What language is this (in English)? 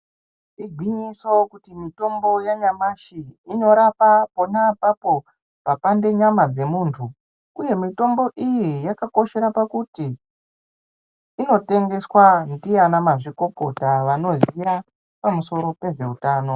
Ndau